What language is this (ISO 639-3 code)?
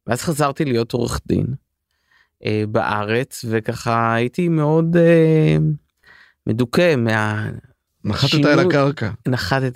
heb